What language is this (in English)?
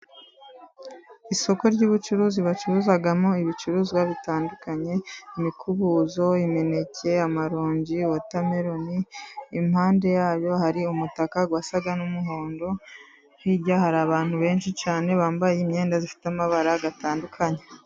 Kinyarwanda